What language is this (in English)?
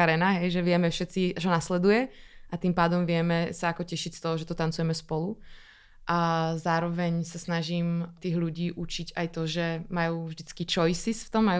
Czech